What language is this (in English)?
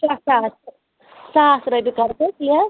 Kashmiri